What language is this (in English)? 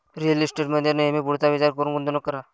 Marathi